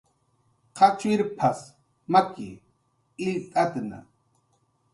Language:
Jaqaru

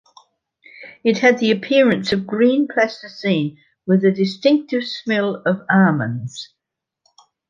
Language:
English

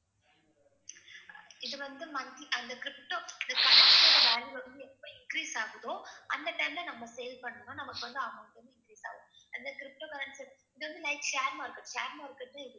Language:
Tamil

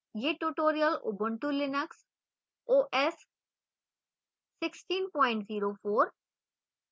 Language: Hindi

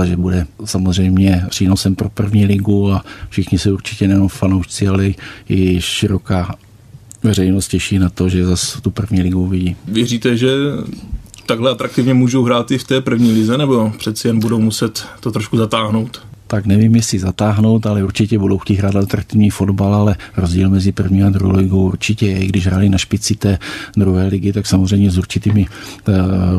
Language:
Czech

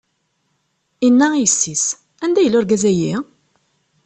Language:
Kabyle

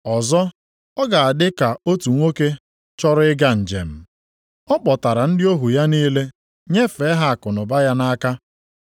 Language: Igbo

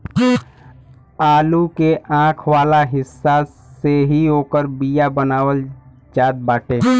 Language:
Bhojpuri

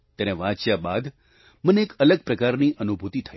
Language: Gujarati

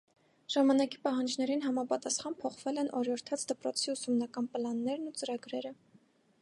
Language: Armenian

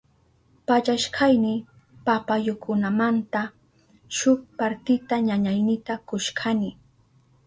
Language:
Southern Pastaza Quechua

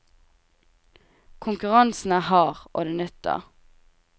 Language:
Norwegian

